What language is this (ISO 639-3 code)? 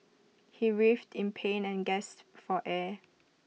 eng